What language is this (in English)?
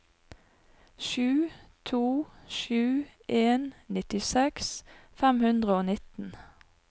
Norwegian